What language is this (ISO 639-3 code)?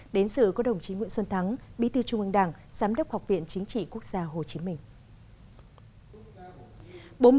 vie